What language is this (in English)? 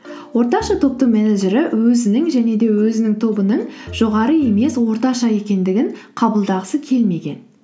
Kazakh